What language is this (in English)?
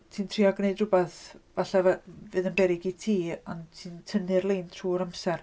Welsh